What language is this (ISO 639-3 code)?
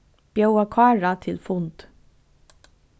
fao